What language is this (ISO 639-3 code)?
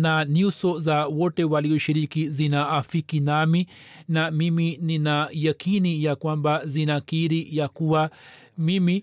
swa